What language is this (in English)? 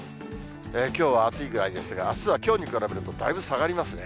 Japanese